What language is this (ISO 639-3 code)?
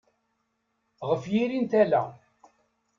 kab